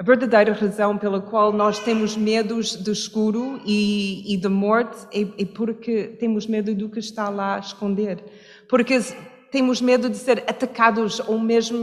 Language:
Portuguese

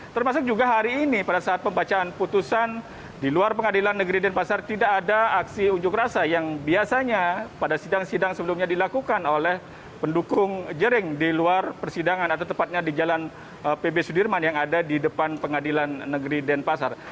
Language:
Indonesian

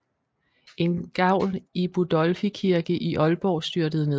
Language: Danish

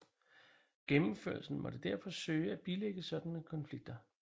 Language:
Danish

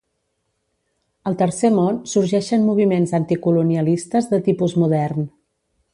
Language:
Catalan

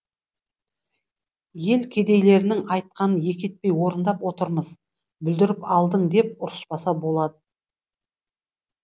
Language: Kazakh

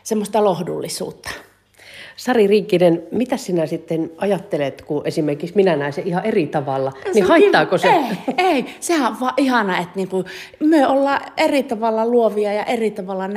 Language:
Finnish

